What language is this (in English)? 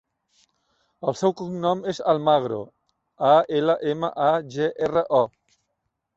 Catalan